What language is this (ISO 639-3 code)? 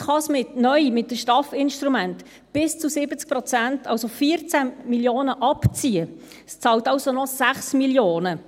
gsw